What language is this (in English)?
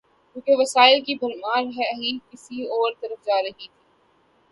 Urdu